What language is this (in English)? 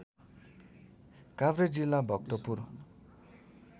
Nepali